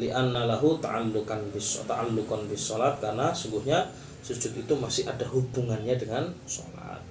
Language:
Malay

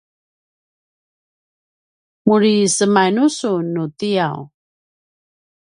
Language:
Paiwan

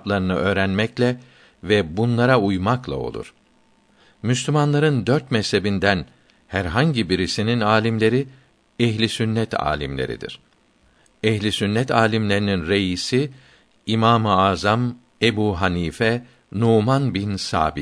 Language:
Turkish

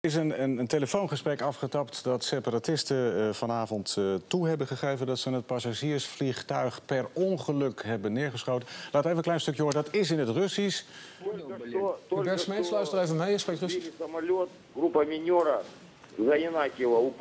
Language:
Dutch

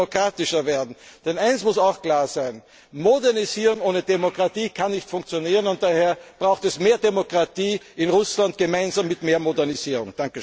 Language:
German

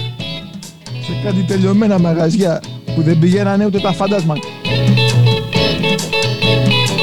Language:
Greek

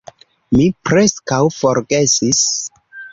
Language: Esperanto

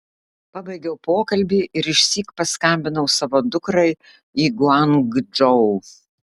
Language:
Lithuanian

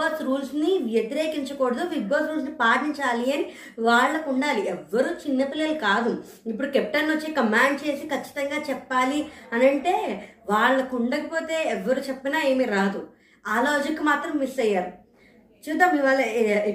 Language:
Telugu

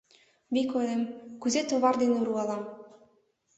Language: Mari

